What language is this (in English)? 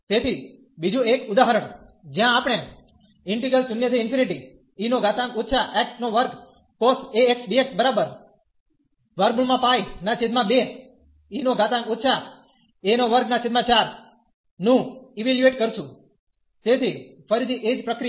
Gujarati